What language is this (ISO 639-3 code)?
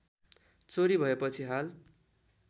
nep